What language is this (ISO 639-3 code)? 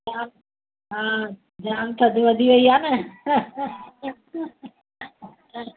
snd